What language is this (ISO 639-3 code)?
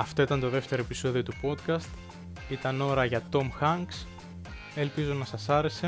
ell